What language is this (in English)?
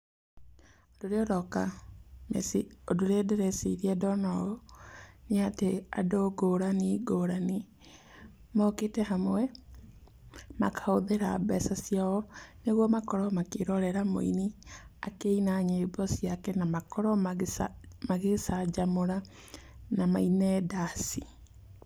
Kikuyu